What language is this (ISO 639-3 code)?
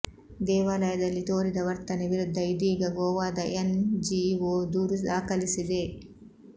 kan